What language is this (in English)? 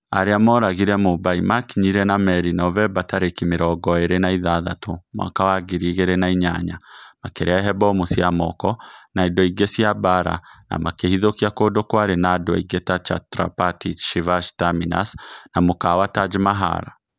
Kikuyu